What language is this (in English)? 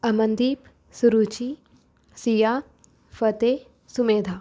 Punjabi